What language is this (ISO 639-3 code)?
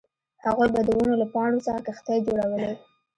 pus